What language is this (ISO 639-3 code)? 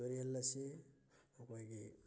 mni